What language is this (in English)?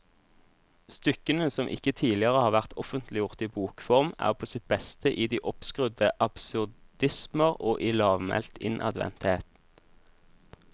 Norwegian